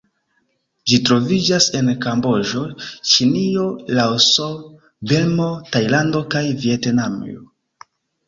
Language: Esperanto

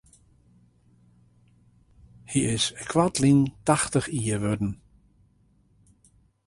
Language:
Western Frisian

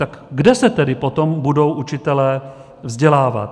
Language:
Czech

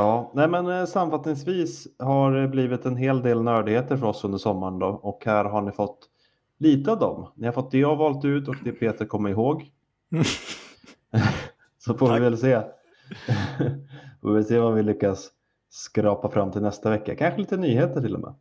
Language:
Swedish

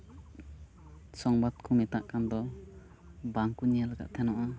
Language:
Santali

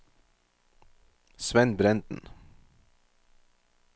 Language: Norwegian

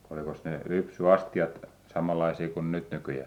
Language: Finnish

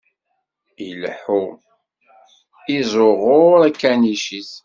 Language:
Kabyle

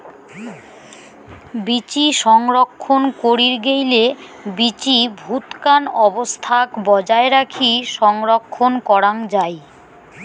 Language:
Bangla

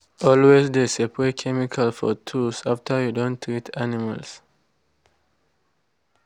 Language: Nigerian Pidgin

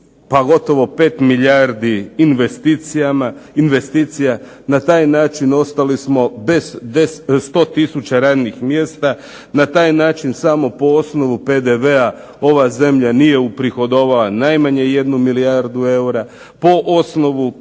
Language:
Croatian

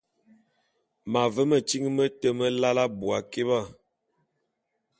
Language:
Bulu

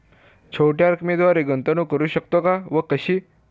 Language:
Marathi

